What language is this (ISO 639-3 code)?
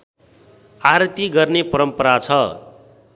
nep